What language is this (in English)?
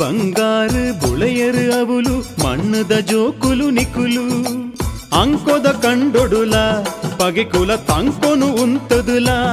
Kannada